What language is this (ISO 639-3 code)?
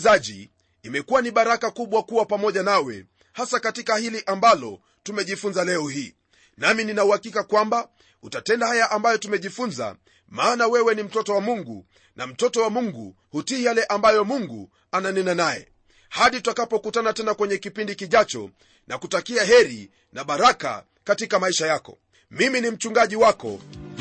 swa